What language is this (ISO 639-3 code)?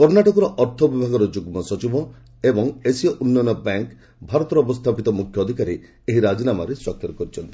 ori